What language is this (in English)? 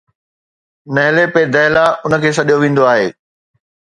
Sindhi